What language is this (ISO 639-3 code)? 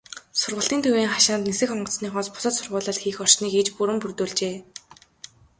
mon